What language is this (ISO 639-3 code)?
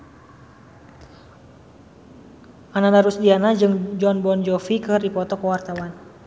sun